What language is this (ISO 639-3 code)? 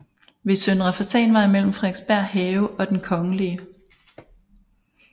dan